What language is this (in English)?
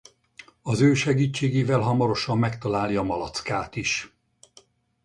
Hungarian